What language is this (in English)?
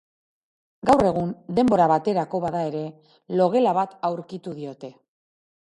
Basque